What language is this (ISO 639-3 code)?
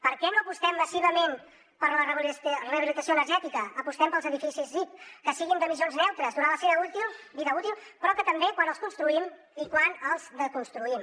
cat